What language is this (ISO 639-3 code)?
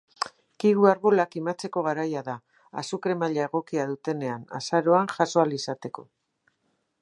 eus